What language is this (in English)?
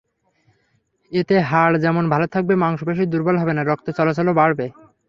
Bangla